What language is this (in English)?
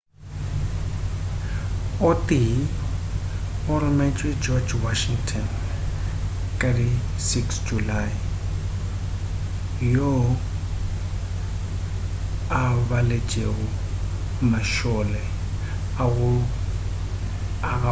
Northern Sotho